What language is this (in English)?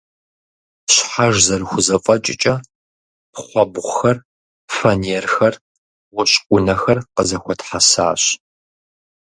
Kabardian